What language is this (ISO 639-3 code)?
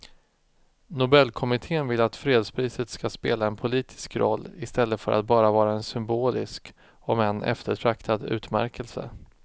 swe